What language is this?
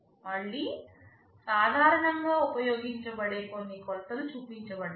Telugu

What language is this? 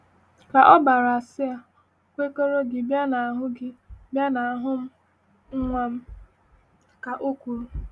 Igbo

